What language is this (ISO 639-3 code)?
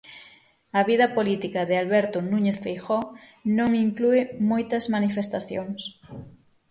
glg